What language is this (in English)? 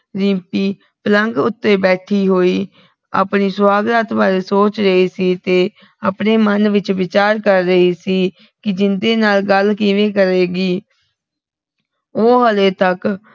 Punjabi